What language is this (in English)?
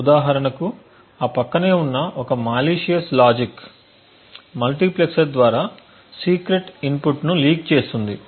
Telugu